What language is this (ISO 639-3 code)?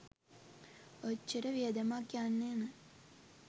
sin